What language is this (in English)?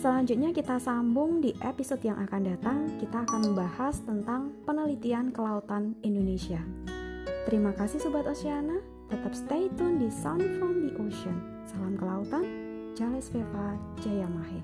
Indonesian